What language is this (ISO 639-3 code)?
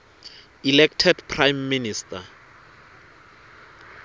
ssw